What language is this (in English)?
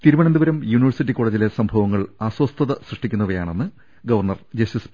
Malayalam